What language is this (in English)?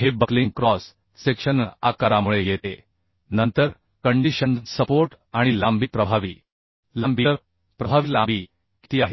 Marathi